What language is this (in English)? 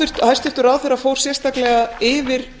Icelandic